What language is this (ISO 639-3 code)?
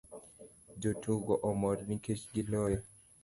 luo